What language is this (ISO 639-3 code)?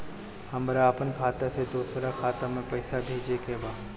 bho